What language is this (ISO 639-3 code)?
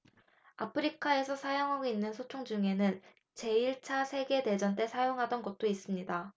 kor